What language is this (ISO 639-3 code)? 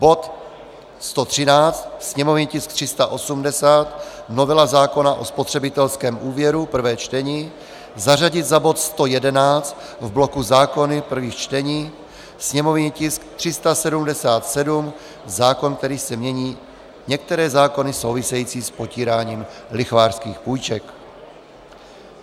ces